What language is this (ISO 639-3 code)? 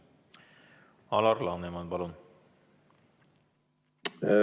est